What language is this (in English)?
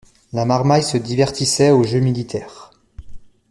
French